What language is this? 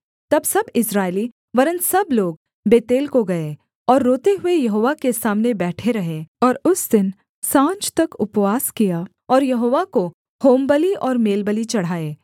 Hindi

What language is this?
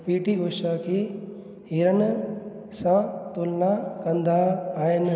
Sindhi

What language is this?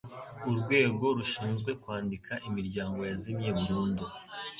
Kinyarwanda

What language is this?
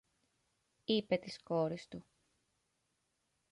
Greek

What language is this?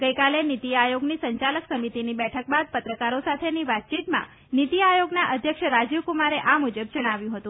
Gujarati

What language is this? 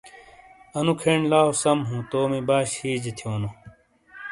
Shina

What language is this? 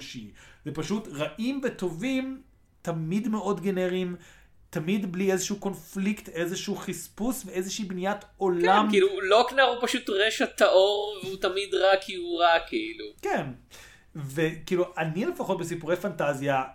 Hebrew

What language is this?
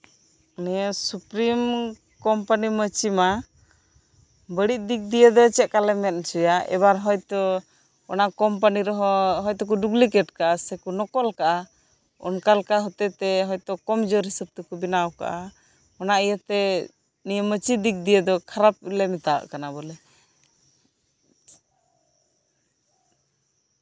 Santali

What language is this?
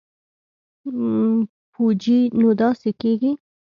Pashto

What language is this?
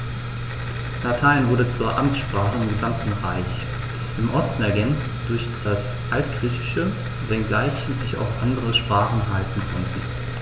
German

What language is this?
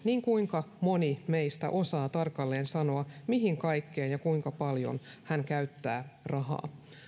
Finnish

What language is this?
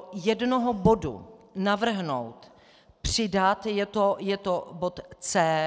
Czech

